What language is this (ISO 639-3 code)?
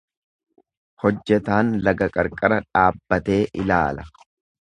orm